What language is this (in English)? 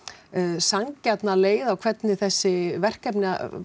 Icelandic